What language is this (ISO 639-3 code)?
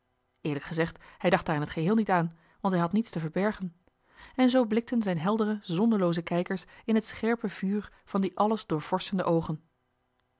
nld